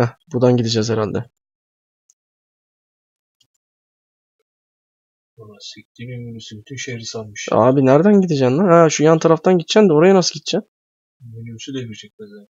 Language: Turkish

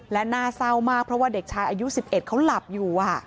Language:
Thai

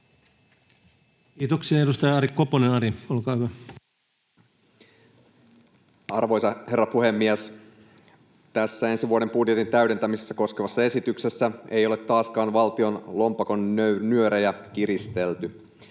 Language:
Finnish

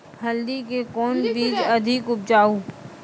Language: Maithili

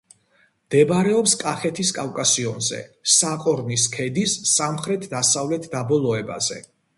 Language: Georgian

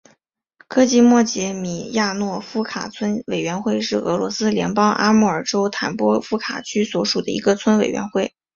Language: Chinese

